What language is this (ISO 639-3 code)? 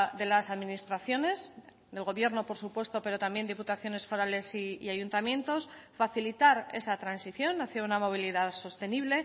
spa